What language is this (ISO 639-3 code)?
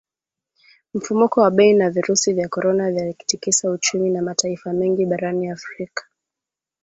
swa